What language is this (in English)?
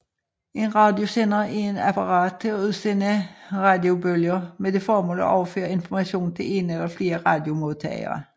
Danish